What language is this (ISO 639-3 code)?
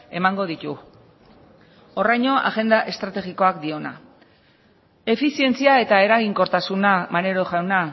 eus